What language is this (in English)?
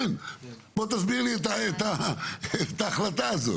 Hebrew